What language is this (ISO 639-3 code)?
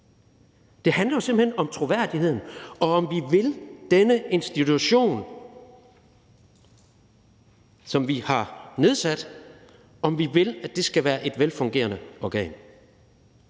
dan